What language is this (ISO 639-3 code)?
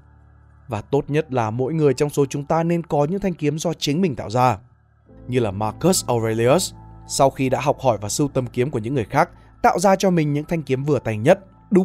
vie